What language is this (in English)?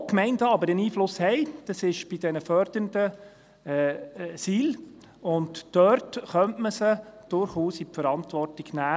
Swiss German